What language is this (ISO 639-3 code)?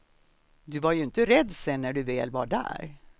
swe